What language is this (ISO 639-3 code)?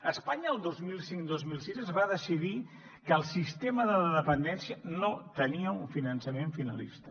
cat